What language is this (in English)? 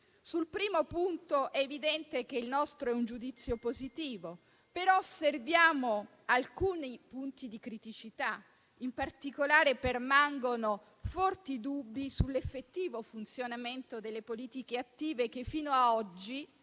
Italian